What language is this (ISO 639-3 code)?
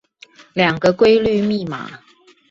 zho